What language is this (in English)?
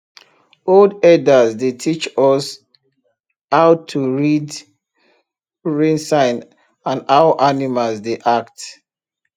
Nigerian Pidgin